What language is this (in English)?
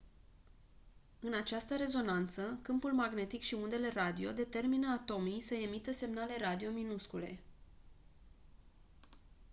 Romanian